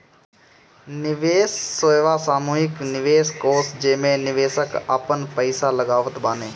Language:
Bhojpuri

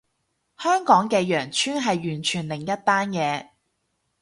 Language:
Cantonese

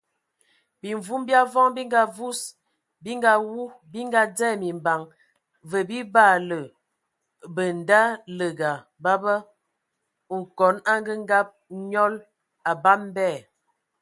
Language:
Ewondo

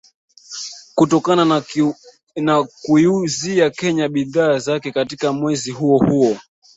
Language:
Swahili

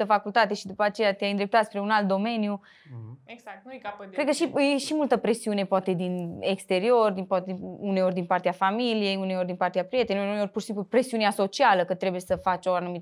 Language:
Romanian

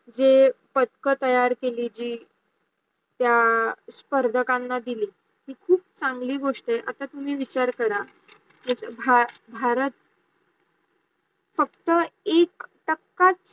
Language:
Marathi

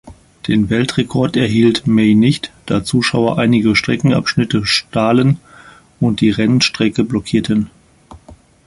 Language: German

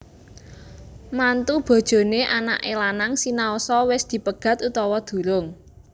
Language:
Javanese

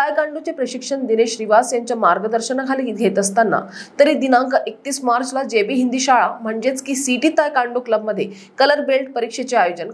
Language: Hindi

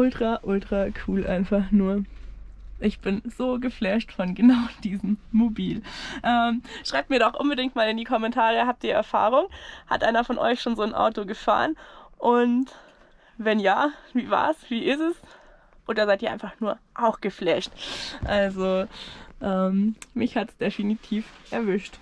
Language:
German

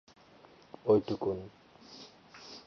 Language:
Bangla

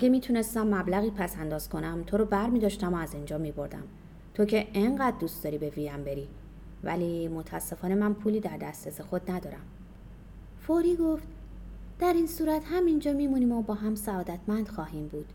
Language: Persian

